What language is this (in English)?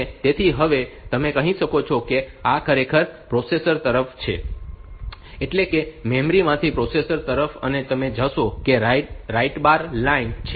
Gujarati